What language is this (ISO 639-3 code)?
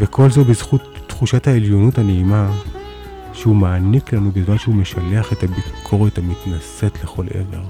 heb